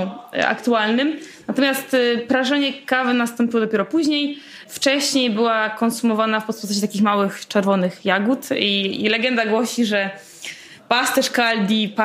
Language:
Polish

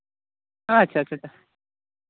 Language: Santali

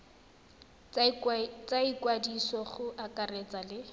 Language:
Tswana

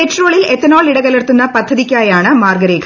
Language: Malayalam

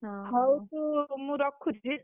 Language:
Odia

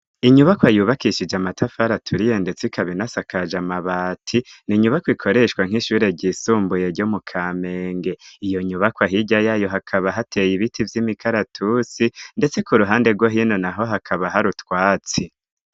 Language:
Rundi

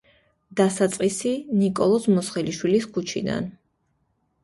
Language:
Georgian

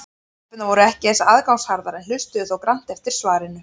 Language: Icelandic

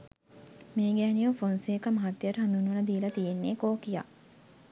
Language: Sinhala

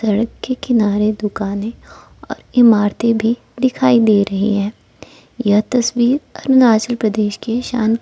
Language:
Hindi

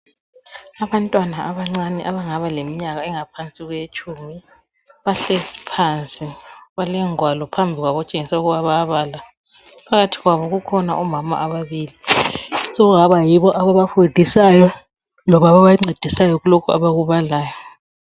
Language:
North Ndebele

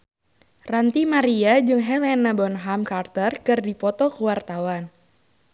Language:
Sundanese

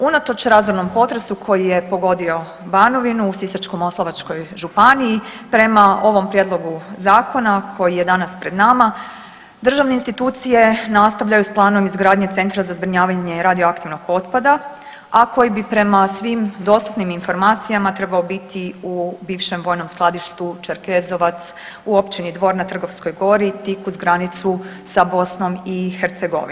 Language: Croatian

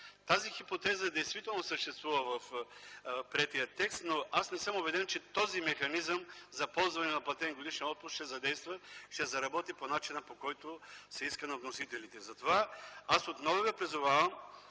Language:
Bulgarian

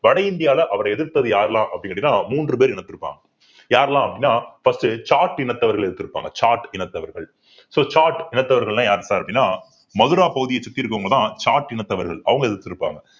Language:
Tamil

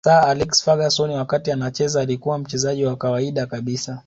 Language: Swahili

